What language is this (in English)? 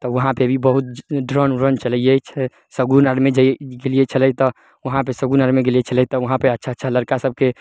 Maithili